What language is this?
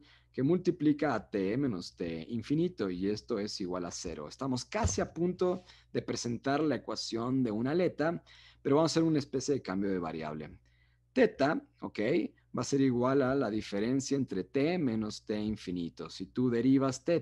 Spanish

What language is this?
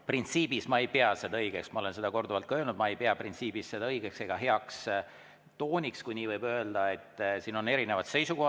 Estonian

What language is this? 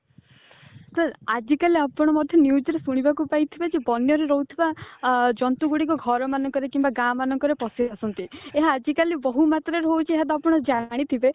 Odia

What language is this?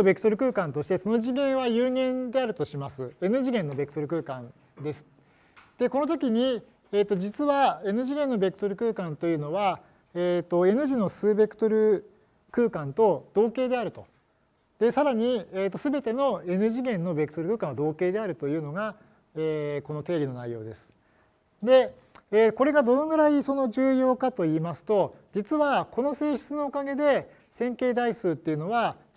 Japanese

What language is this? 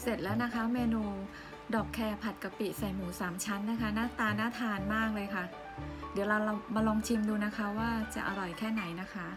Thai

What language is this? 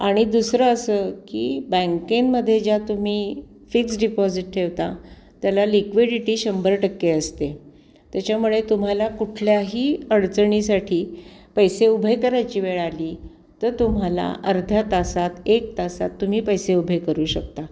Marathi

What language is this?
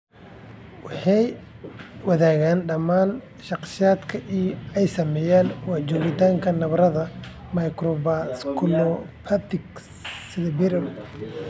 Somali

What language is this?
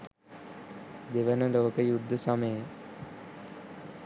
Sinhala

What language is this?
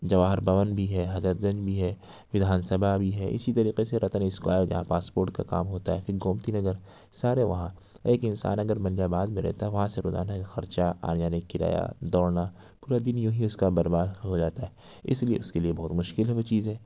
Urdu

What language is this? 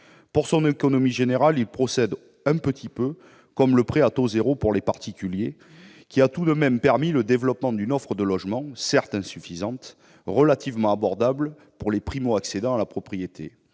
French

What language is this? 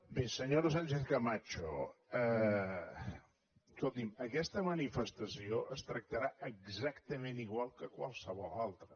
Catalan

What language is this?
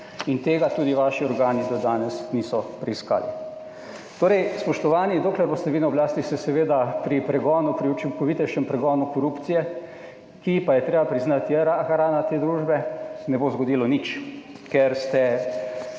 Slovenian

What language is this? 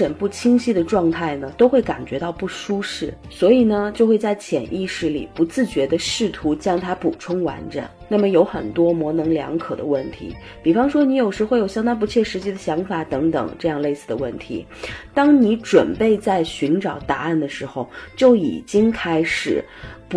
Chinese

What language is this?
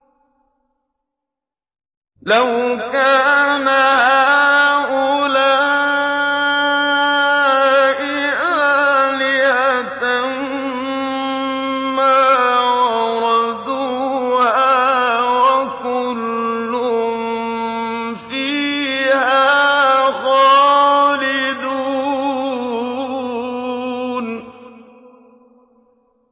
Arabic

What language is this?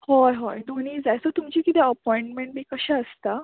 Konkani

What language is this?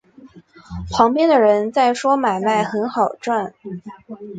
Chinese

